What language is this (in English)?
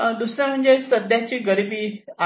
Marathi